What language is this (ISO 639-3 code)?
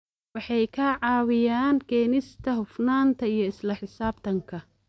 som